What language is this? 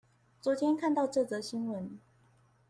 Chinese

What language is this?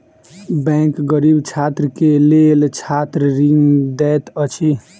Maithili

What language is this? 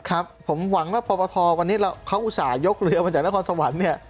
Thai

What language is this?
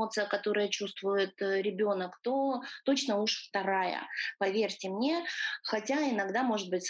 Russian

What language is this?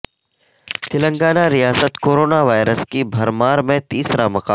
Urdu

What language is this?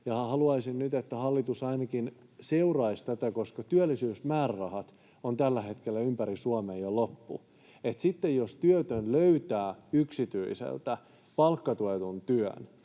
Finnish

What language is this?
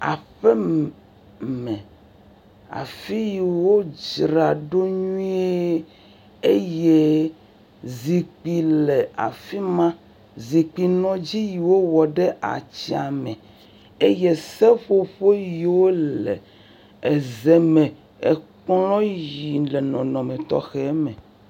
Ewe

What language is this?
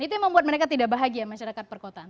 Indonesian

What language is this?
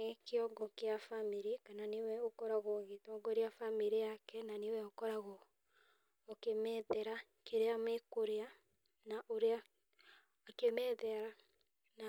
Kikuyu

